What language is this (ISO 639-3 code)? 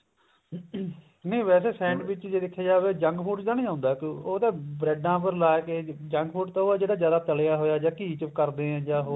pan